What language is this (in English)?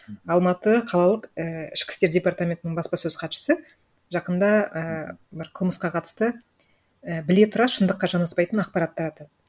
Kazakh